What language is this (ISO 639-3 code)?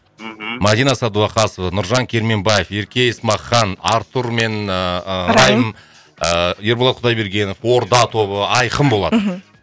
kaz